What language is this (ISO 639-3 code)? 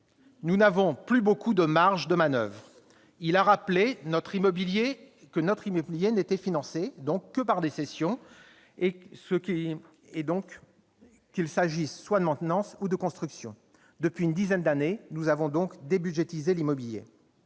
fra